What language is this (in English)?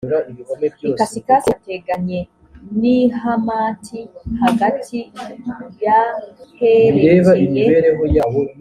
Kinyarwanda